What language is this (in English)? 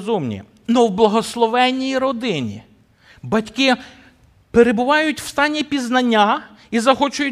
Ukrainian